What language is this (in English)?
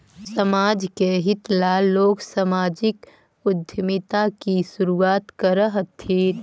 Magahi